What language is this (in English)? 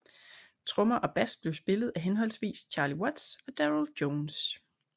Danish